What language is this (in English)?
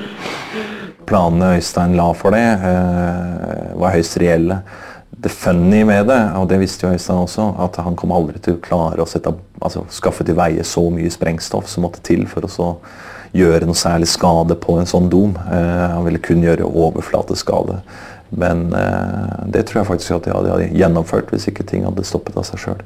Norwegian